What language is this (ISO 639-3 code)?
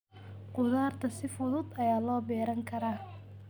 som